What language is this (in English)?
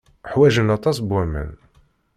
Kabyle